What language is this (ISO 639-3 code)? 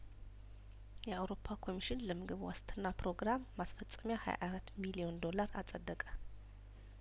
amh